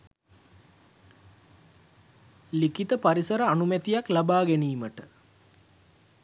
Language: Sinhala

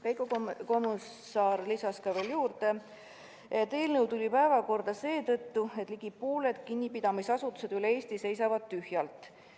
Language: Estonian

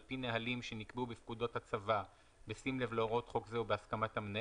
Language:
Hebrew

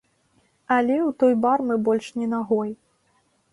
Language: Belarusian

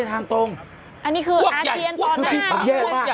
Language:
Thai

